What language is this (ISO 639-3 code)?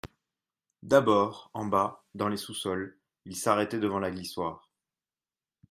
fra